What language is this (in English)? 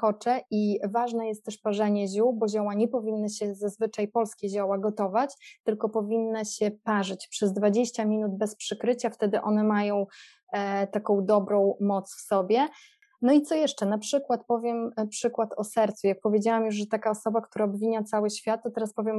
Polish